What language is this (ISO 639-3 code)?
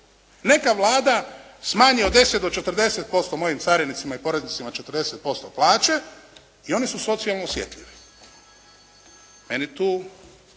hrv